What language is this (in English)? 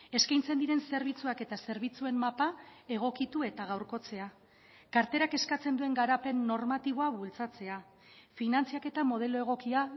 Basque